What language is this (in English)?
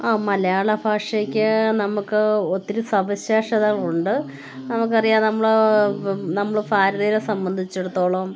Malayalam